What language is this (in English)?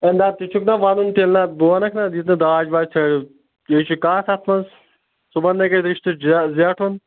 Kashmiri